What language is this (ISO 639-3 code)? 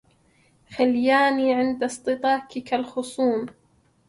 ara